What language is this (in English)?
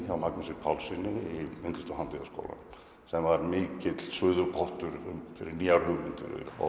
Icelandic